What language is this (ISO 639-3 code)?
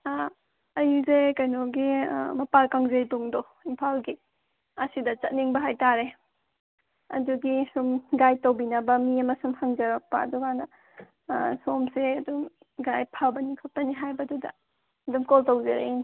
mni